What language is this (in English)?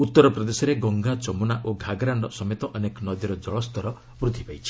Odia